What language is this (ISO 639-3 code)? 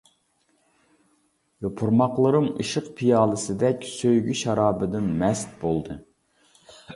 uig